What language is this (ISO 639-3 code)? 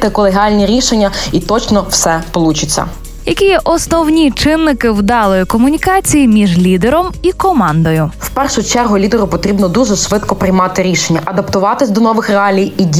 ukr